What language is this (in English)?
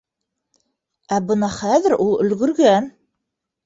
Bashkir